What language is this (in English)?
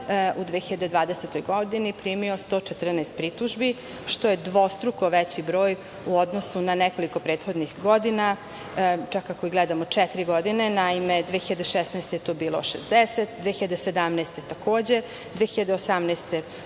Serbian